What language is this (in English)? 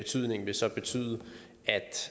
Danish